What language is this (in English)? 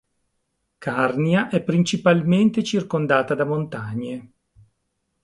Italian